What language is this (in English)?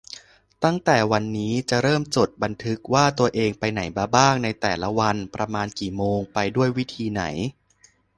Thai